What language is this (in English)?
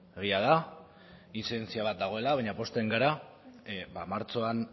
Basque